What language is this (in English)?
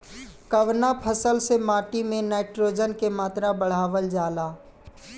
Bhojpuri